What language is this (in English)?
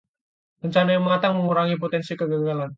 Indonesian